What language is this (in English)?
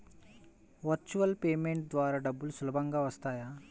Telugu